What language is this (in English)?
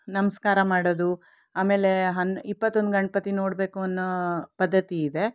Kannada